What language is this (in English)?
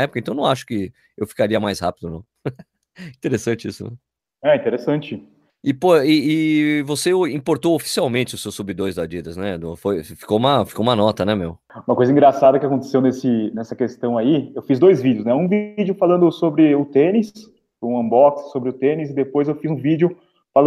Portuguese